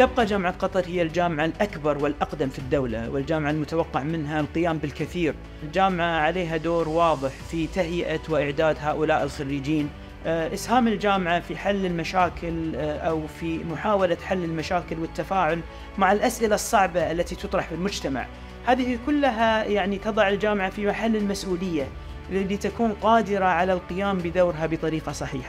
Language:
Arabic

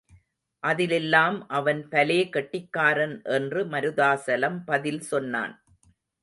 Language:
Tamil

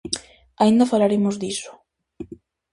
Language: Galician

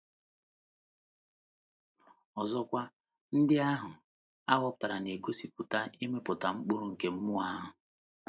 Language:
Igbo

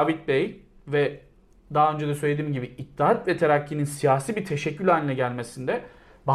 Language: Turkish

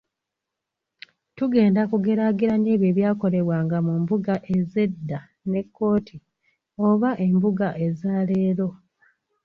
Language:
Ganda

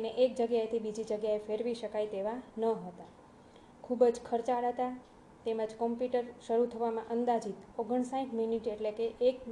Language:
Gujarati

